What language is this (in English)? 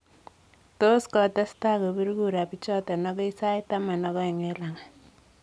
Kalenjin